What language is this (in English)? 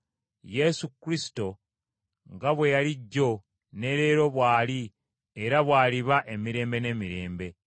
Ganda